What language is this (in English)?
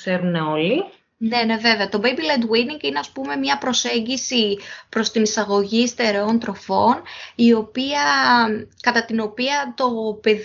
Greek